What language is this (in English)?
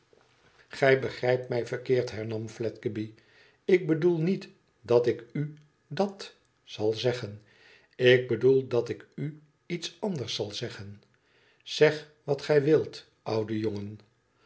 Dutch